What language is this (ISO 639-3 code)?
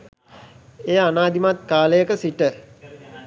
sin